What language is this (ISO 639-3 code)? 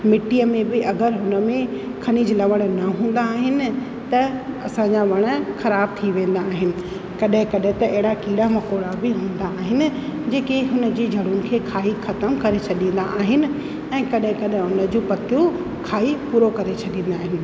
snd